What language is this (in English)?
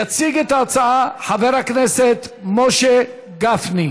Hebrew